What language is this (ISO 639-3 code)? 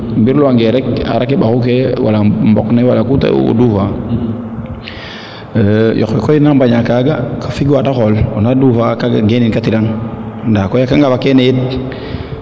srr